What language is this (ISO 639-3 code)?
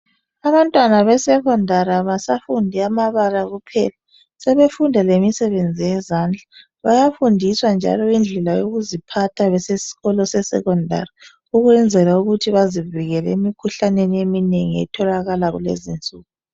nde